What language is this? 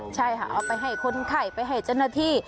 Thai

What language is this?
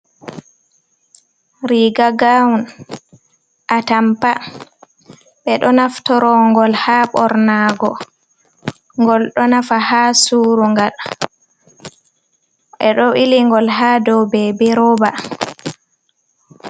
Fula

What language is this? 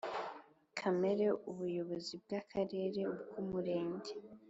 Kinyarwanda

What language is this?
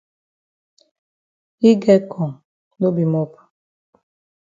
Cameroon Pidgin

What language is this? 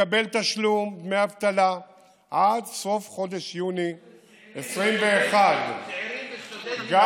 Hebrew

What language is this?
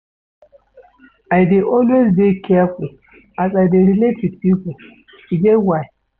Nigerian Pidgin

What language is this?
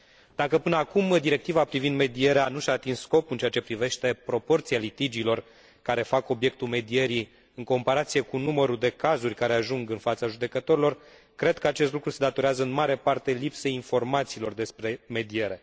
Romanian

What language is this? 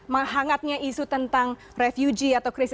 Indonesian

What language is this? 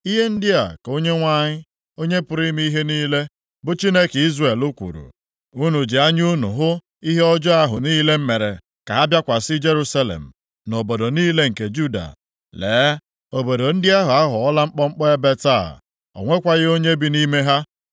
Igbo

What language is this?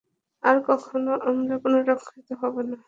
Bangla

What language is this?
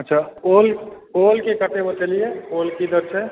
Maithili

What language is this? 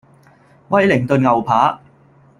Cantonese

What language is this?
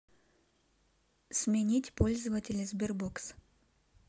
Russian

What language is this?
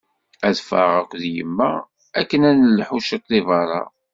Kabyle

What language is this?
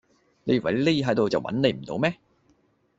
Cantonese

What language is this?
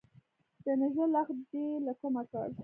Pashto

